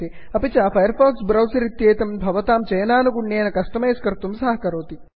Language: Sanskrit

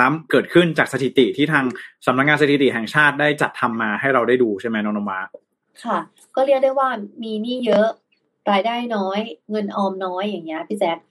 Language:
Thai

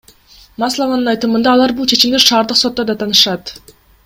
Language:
Kyrgyz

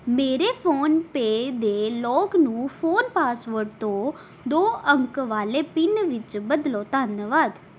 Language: Punjabi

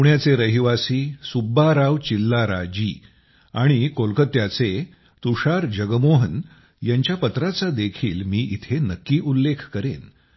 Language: Marathi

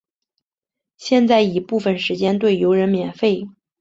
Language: Chinese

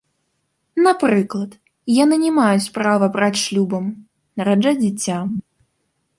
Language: Belarusian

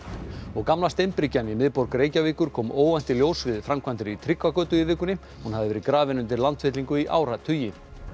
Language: Icelandic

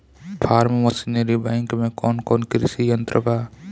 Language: Bhojpuri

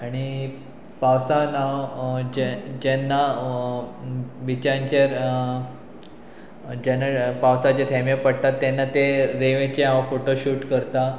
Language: Konkani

